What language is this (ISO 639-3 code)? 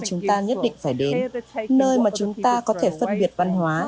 vie